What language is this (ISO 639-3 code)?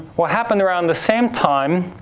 eng